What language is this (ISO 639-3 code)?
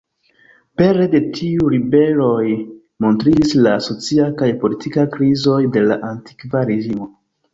epo